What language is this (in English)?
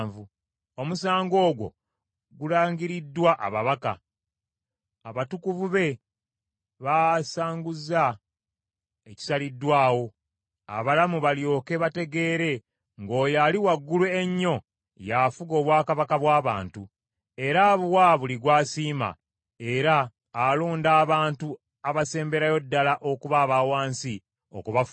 Ganda